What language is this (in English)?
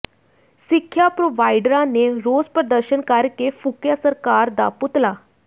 Punjabi